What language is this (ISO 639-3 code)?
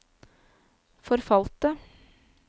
nor